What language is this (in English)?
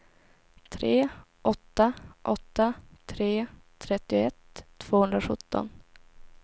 Swedish